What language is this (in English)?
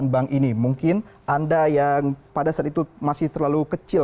Indonesian